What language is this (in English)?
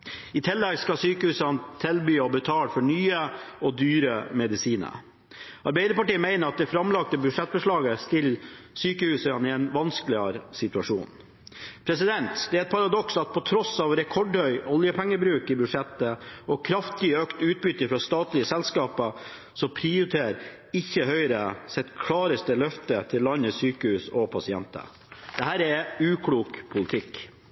Norwegian Bokmål